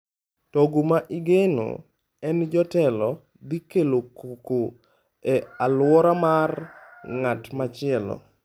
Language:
Luo (Kenya and Tanzania)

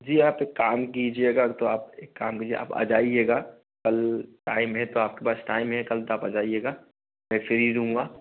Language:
Hindi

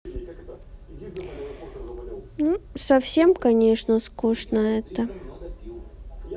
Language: Russian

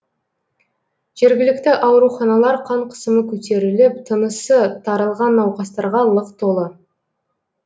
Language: Kazakh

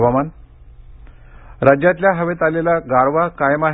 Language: Marathi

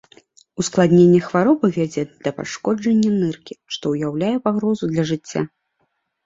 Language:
Belarusian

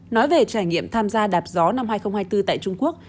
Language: Vietnamese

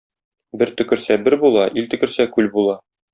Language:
Tatar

